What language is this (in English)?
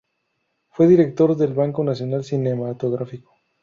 Spanish